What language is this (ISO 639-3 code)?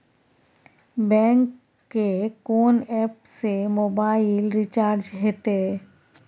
mai